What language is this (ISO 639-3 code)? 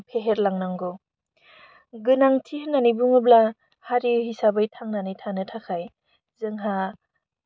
brx